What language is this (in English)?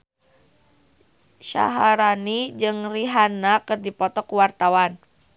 Sundanese